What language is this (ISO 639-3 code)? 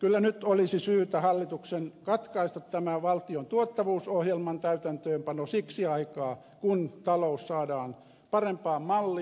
fin